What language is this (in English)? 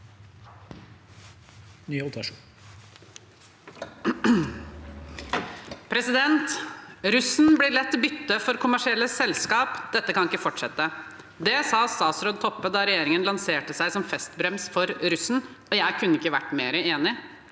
Norwegian